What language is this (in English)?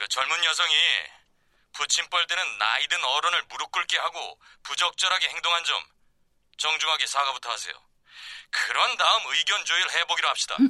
Korean